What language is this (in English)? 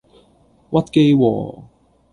Cantonese